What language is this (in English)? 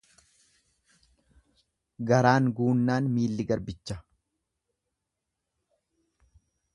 Oromo